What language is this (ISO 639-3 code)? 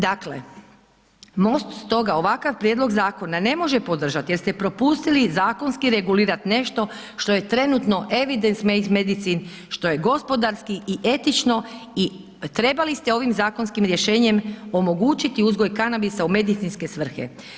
hrv